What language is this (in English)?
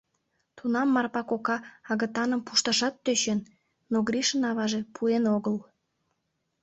Mari